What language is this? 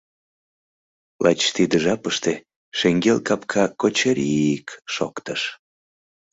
Mari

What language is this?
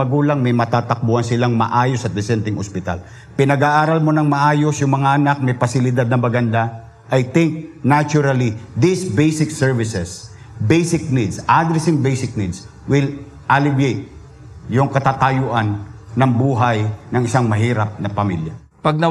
Filipino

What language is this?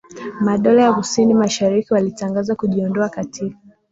Swahili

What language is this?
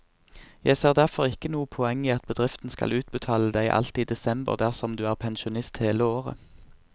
Norwegian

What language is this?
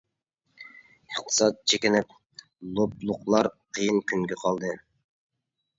Uyghur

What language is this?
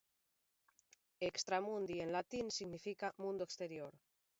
Galician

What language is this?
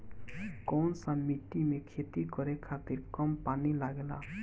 Bhojpuri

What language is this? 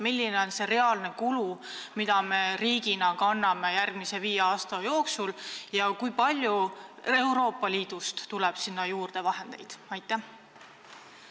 Estonian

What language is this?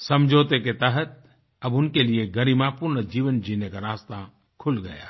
Hindi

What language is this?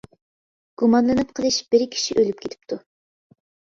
Uyghur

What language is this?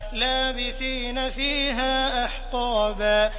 Arabic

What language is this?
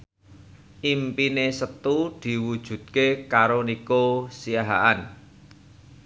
Javanese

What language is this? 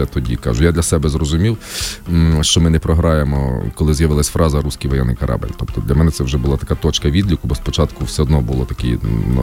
Ukrainian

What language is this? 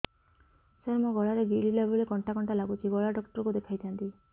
Odia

